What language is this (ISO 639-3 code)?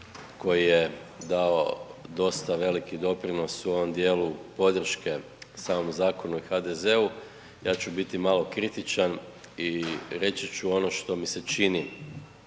hrv